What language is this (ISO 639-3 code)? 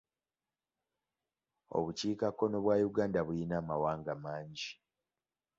lug